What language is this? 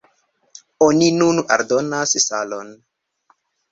Esperanto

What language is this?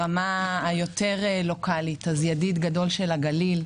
Hebrew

